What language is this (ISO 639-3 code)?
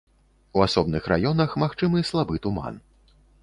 bel